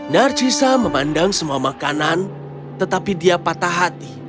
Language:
Indonesian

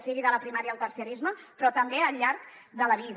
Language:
Catalan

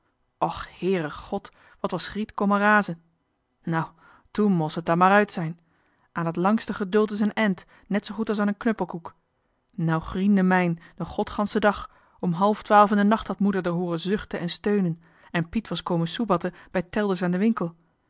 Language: Dutch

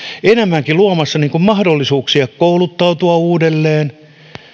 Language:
Finnish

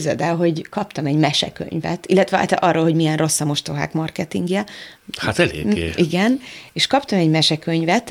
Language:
Hungarian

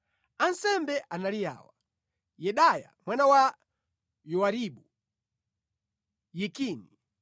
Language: Nyanja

